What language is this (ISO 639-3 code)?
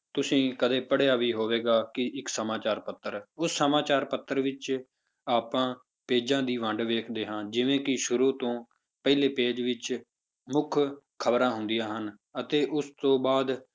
pan